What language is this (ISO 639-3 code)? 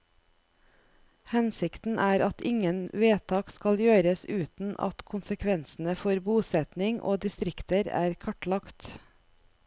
nor